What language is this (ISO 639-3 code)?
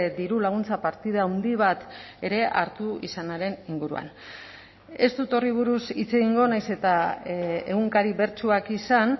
eus